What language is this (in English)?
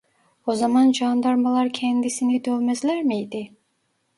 Turkish